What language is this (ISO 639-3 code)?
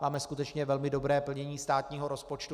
ces